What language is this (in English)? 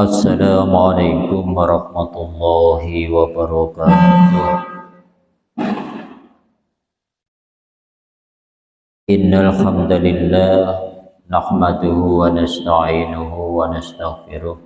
Indonesian